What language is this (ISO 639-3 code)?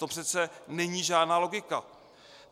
ces